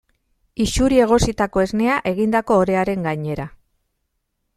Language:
Basque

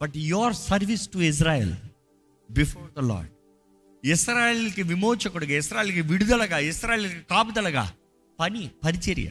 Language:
Telugu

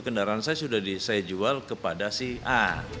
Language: Indonesian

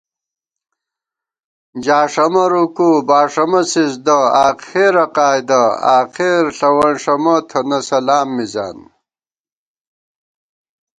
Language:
Gawar-Bati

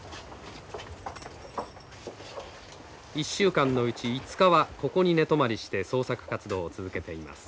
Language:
Japanese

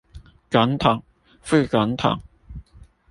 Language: Chinese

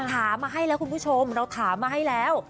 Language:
Thai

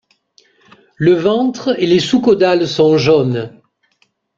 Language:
French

